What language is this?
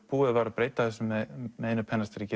Icelandic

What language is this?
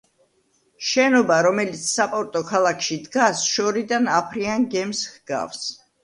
Georgian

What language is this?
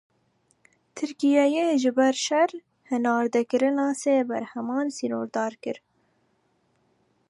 Kurdish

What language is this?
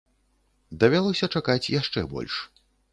Belarusian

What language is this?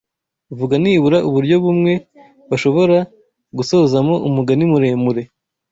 Kinyarwanda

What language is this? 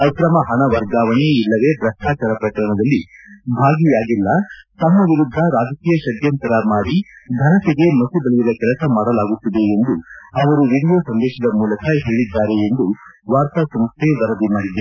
Kannada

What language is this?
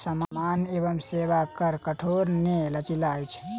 Maithili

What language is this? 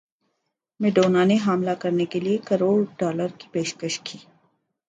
Urdu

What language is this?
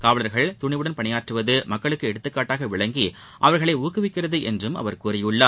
Tamil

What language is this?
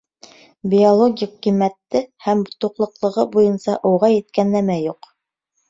Bashkir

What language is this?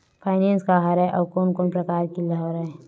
Chhattisgarhi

